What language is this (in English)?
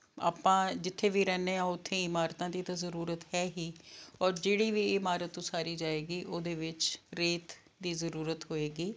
Punjabi